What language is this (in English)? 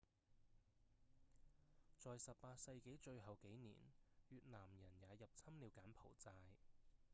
Cantonese